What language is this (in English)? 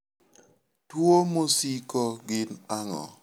Luo (Kenya and Tanzania)